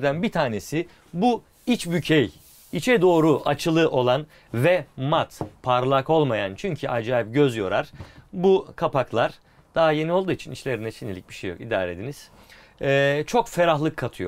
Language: Turkish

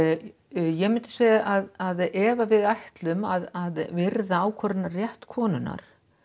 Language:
Icelandic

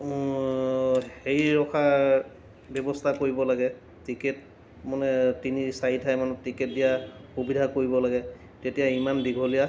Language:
Assamese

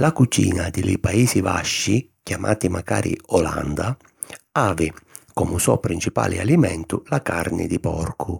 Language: Sicilian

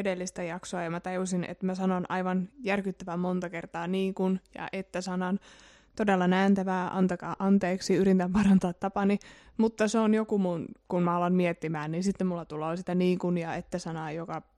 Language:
Finnish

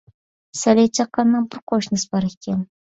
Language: Uyghur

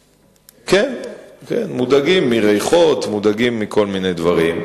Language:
Hebrew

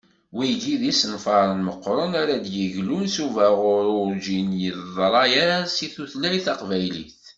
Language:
Kabyle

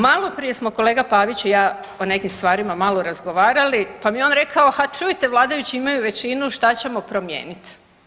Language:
Croatian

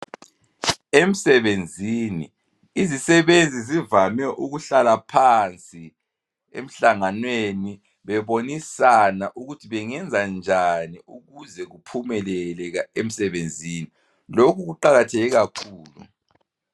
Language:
North Ndebele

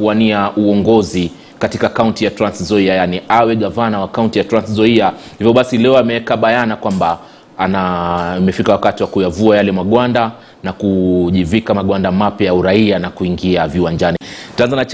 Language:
Swahili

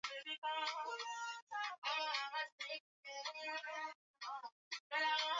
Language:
Swahili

